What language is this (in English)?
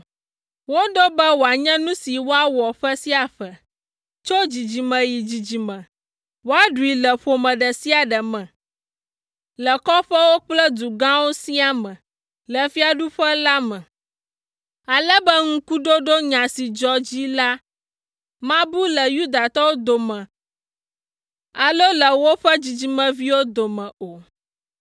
Ewe